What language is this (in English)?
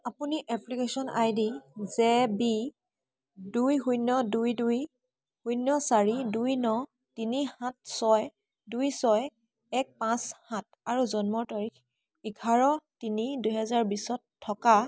Assamese